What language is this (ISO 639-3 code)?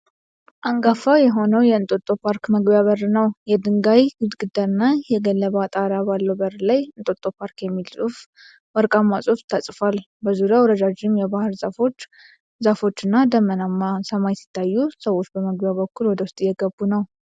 amh